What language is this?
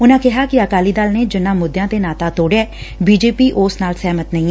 Punjabi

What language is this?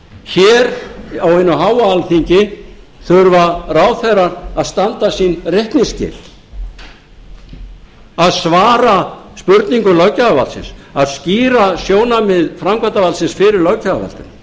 Icelandic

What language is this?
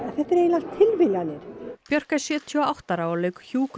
Icelandic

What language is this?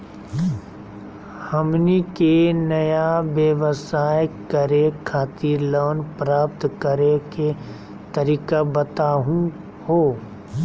Magahi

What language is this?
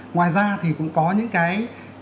Vietnamese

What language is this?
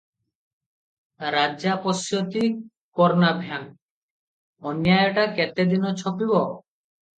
Odia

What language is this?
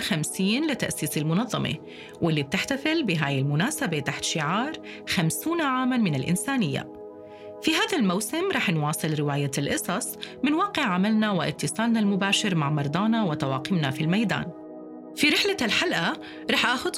Arabic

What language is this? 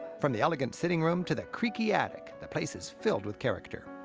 English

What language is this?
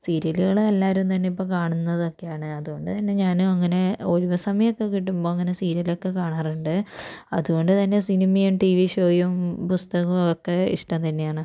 Malayalam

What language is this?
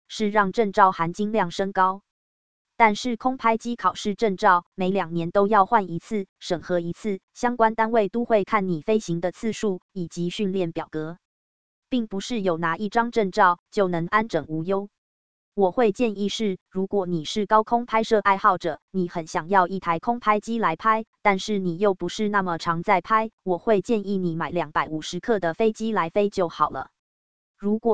Chinese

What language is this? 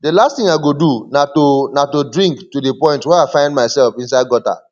Nigerian Pidgin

